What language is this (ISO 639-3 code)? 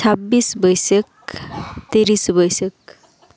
sat